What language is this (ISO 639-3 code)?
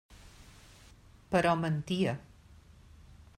cat